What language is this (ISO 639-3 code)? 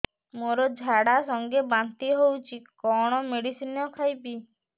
ori